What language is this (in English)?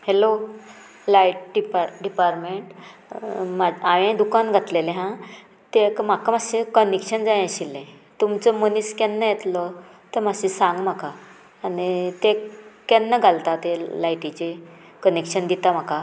Konkani